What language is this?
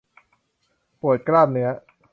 Thai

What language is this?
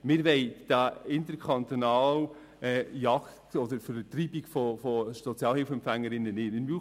Swiss German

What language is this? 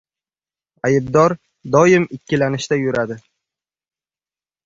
Uzbek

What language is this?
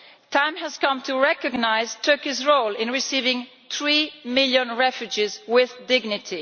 English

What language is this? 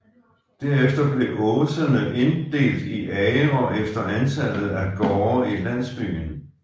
Danish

